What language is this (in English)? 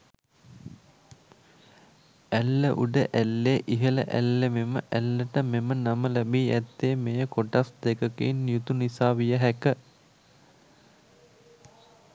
Sinhala